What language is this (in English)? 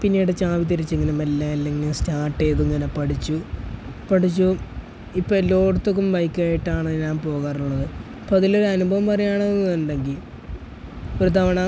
Malayalam